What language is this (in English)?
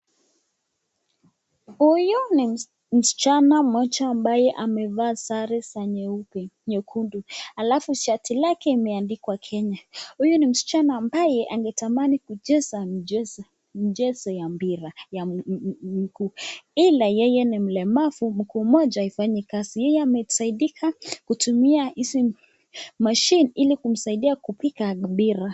Swahili